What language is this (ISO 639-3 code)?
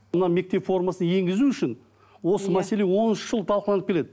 kaz